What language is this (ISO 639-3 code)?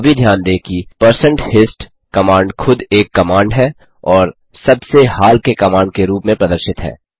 hin